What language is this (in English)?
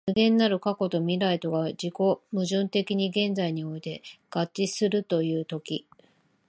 Japanese